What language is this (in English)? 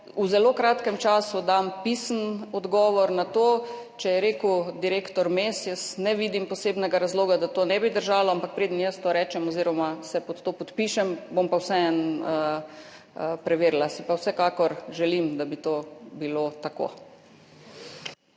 Slovenian